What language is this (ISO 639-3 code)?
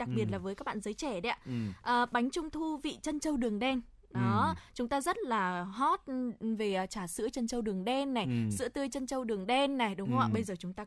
vie